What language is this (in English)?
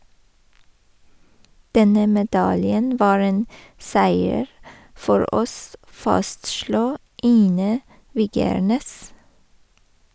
Norwegian